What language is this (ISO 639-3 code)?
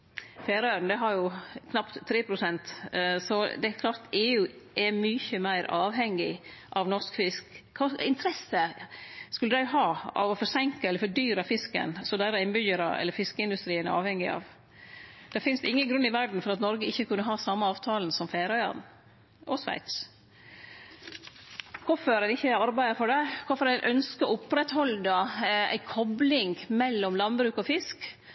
nno